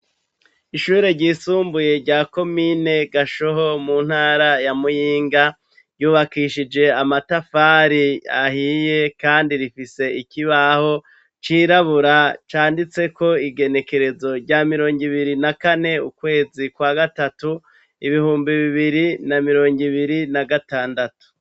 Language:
Rundi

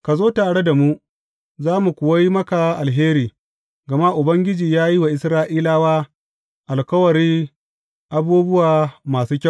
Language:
Hausa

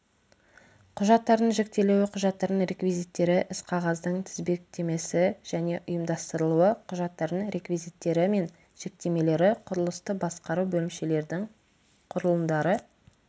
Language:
Kazakh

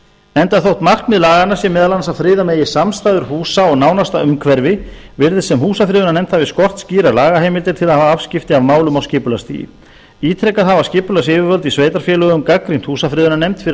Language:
Icelandic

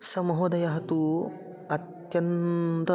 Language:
Sanskrit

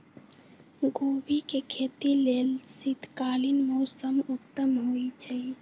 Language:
Magahi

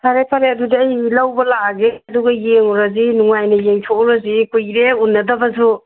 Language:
Manipuri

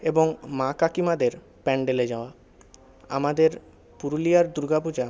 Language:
Bangla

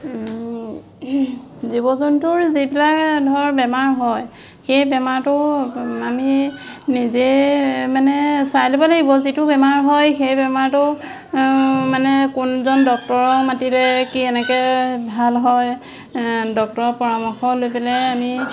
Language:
Assamese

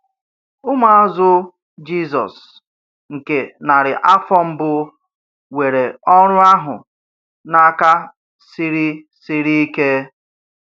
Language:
Igbo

